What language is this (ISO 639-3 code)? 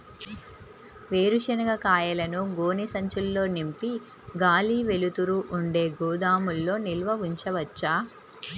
tel